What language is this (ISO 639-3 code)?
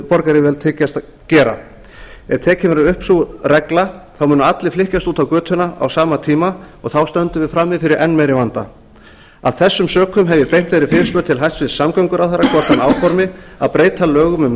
isl